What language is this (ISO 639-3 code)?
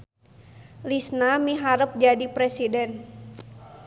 sun